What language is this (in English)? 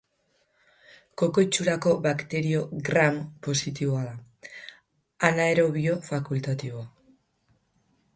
Basque